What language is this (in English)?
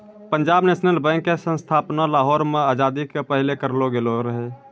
Maithili